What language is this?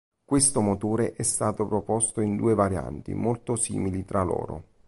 Italian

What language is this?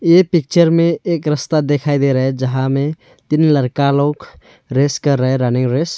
Hindi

